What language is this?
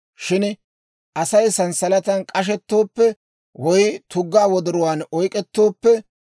Dawro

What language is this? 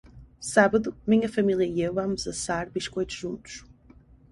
Portuguese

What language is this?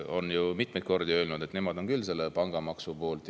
Estonian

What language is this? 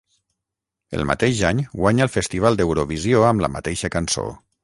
Catalan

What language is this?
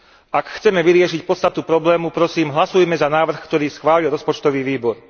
Slovak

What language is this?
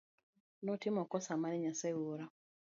Luo (Kenya and Tanzania)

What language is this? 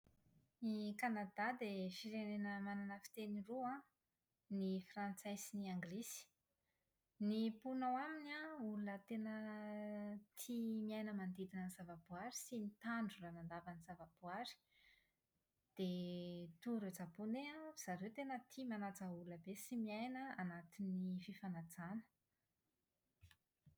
Malagasy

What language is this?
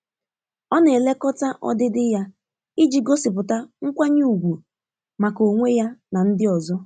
Igbo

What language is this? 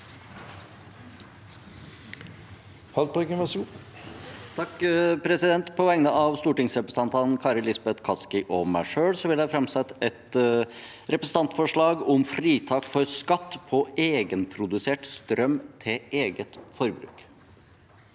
Norwegian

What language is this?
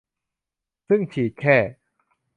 Thai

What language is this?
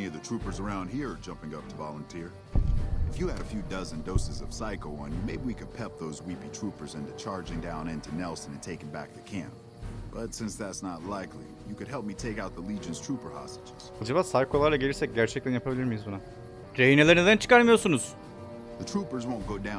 Turkish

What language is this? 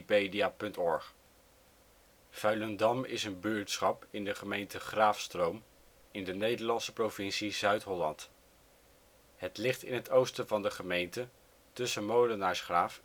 Dutch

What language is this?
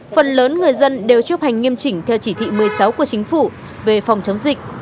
Vietnamese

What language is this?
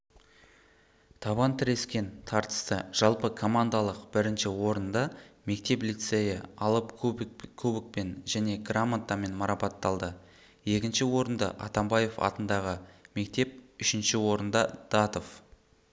Kazakh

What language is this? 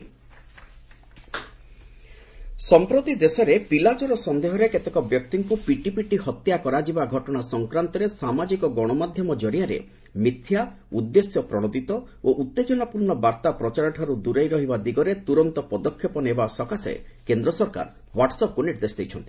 Odia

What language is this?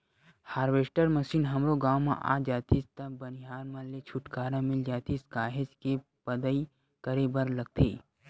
Chhattisgarhi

